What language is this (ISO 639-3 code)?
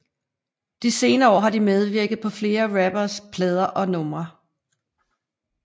dan